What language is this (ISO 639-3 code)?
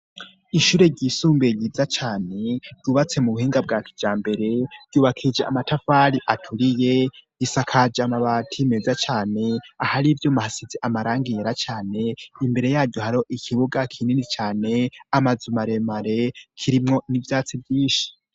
run